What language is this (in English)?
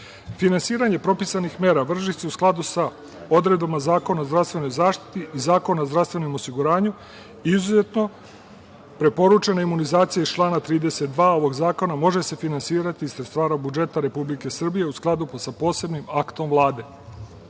Serbian